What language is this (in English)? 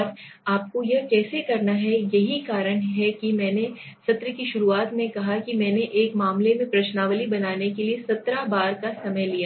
Hindi